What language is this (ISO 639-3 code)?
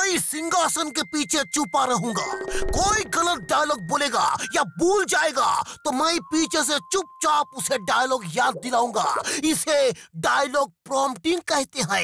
hin